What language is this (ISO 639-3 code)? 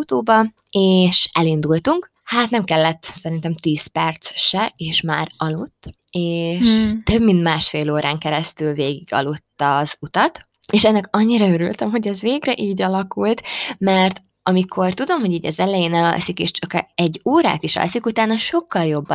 hun